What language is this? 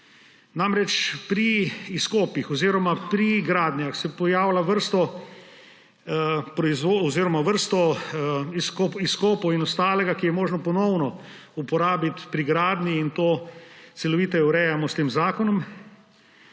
Slovenian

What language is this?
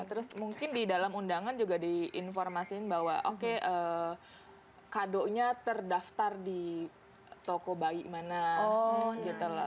Indonesian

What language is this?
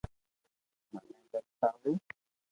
Loarki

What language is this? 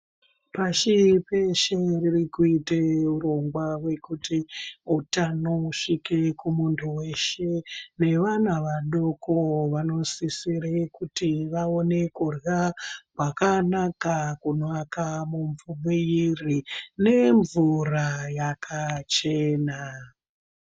Ndau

